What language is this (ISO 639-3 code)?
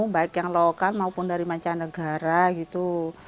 ind